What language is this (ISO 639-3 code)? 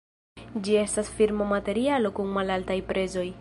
epo